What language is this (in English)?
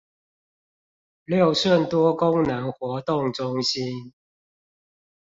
Chinese